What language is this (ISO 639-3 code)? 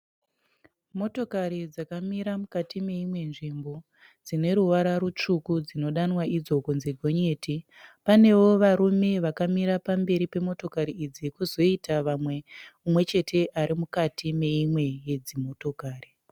sna